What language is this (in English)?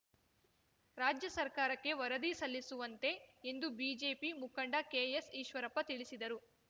Kannada